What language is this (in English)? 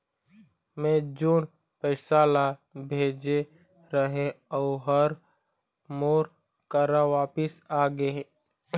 Chhattisgarhi